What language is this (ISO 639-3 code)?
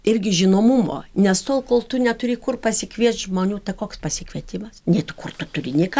lit